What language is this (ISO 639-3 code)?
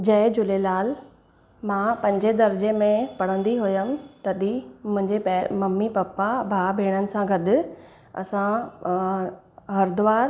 snd